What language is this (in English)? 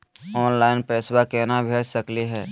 Magahi